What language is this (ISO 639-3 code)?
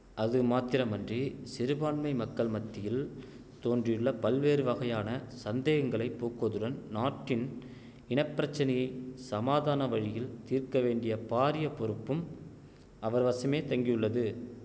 tam